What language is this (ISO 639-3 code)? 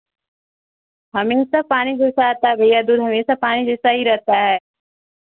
hin